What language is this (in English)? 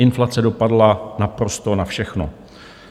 Czech